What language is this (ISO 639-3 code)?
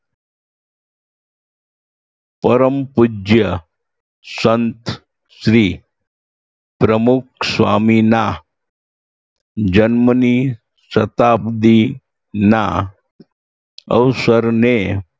guj